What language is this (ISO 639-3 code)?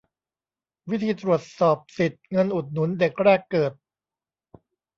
tha